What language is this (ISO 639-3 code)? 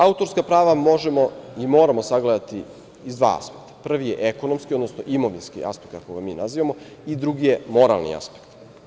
srp